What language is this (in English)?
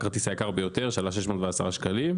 Hebrew